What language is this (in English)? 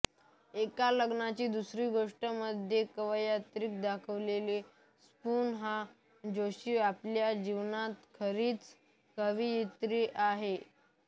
Marathi